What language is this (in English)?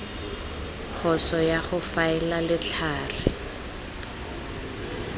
Tswana